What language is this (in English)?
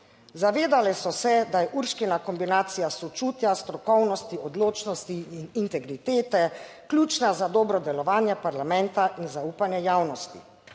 Slovenian